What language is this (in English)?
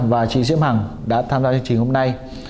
Vietnamese